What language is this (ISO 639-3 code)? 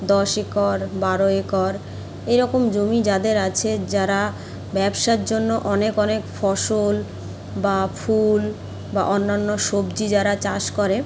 ben